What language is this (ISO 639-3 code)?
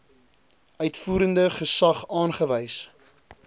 afr